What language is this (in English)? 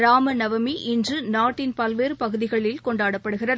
Tamil